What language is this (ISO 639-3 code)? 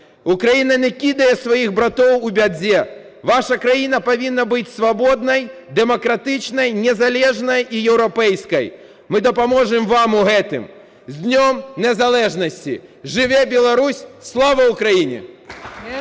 ukr